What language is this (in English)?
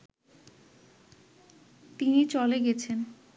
Bangla